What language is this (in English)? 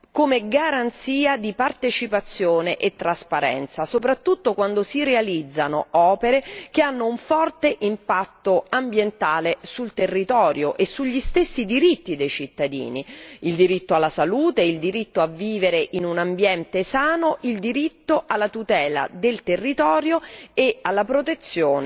Italian